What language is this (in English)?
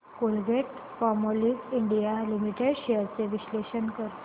Marathi